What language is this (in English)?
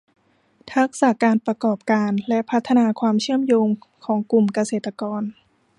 Thai